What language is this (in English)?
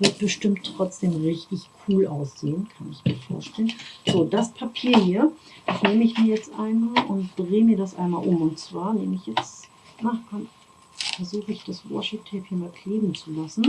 German